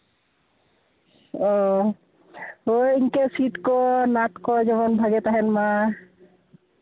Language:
Santali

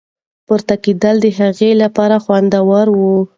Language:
Pashto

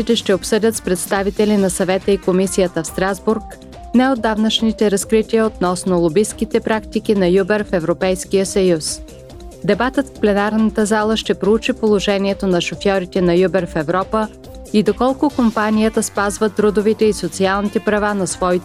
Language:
Bulgarian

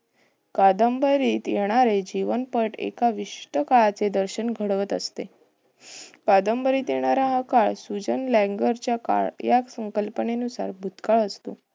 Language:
Marathi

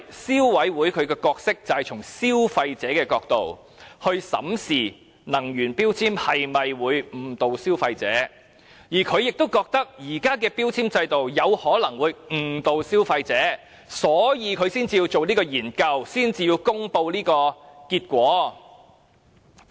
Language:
Cantonese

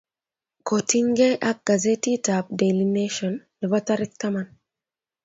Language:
Kalenjin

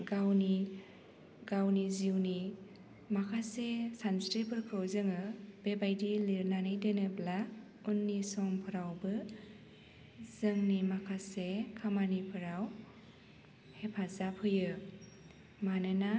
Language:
Bodo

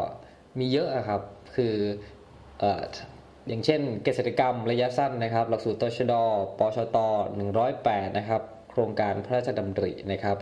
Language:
Thai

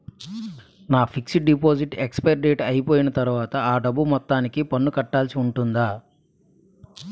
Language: Telugu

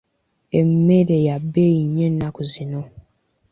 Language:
Ganda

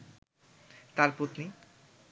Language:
Bangla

